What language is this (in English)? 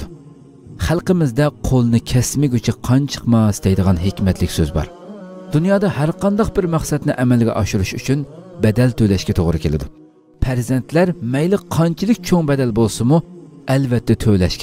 Turkish